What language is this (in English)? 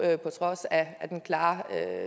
Danish